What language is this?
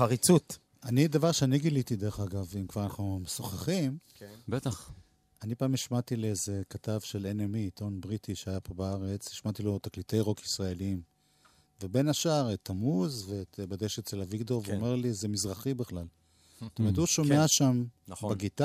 Hebrew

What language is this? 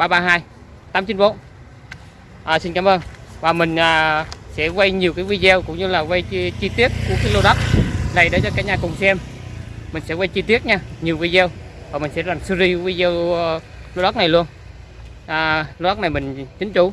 Vietnamese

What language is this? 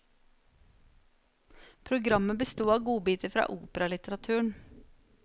Norwegian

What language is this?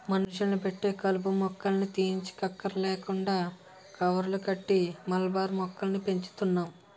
Telugu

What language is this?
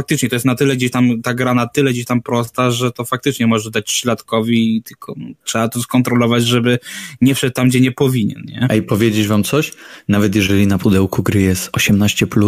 Polish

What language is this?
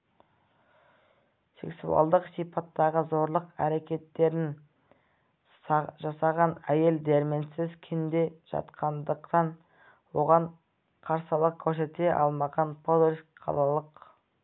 Kazakh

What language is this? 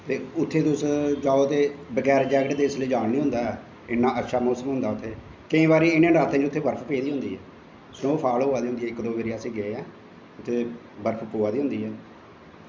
Dogri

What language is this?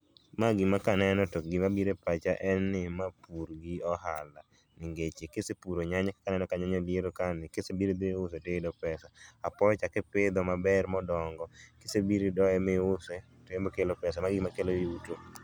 Luo (Kenya and Tanzania)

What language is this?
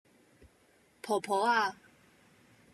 Cantonese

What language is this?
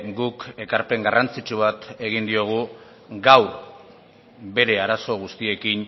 Basque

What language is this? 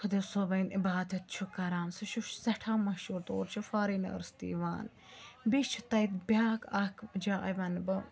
Kashmiri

